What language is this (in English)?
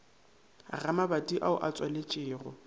Northern Sotho